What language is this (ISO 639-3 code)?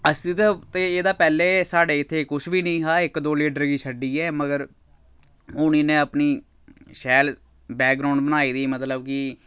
doi